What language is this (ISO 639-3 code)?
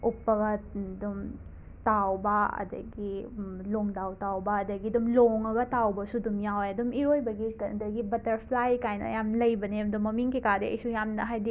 mni